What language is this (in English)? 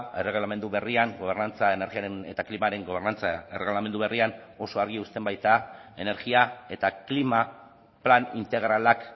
Basque